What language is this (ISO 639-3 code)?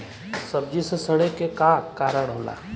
bho